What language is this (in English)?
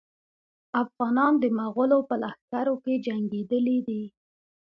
Pashto